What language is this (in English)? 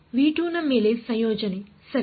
Kannada